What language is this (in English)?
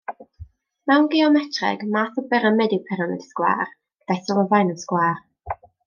Welsh